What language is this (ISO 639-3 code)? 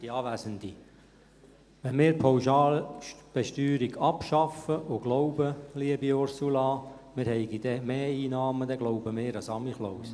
gsw